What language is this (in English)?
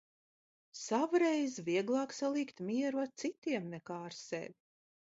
Latvian